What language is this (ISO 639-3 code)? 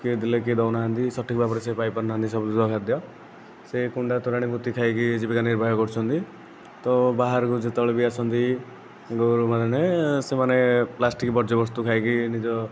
ori